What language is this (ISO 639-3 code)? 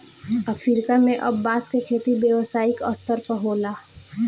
bho